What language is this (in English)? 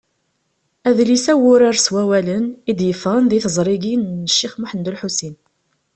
Kabyle